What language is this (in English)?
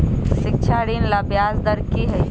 Magahi